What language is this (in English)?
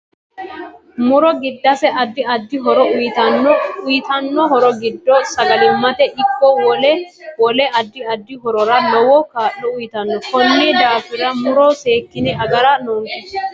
Sidamo